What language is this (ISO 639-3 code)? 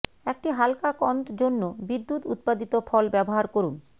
ben